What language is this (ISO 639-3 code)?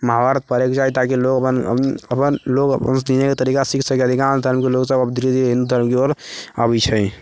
mai